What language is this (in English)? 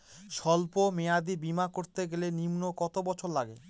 Bangla